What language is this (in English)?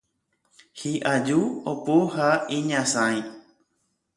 Guarani